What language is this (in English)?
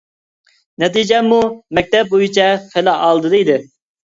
Uyghur